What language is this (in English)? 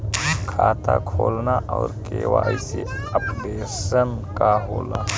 Bhojpuri